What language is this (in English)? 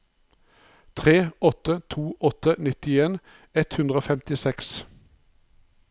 Norwegian